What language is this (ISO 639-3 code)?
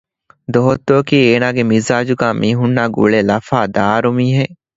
div